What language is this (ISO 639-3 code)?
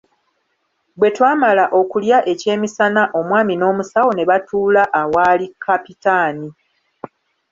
lug